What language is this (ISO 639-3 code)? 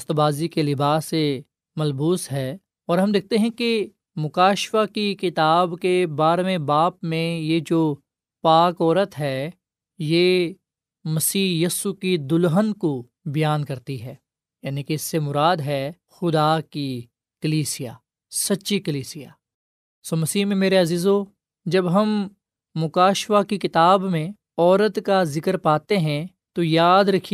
urd